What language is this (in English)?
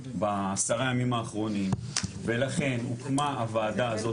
Hebrew